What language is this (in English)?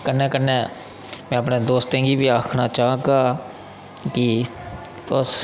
Dogri